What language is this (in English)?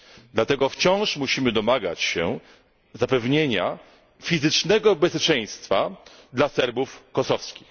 Polish